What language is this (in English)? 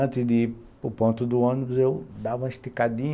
Portuguese